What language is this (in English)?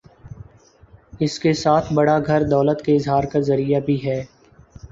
Urdu